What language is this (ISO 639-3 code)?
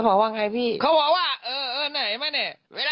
tha